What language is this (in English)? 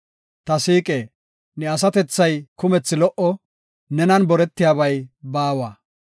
Gofa